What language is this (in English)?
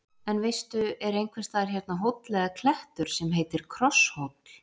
Icelandic